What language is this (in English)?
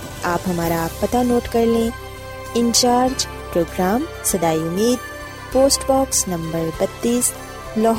Urdu